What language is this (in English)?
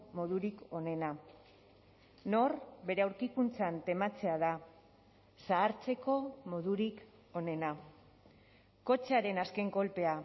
Basque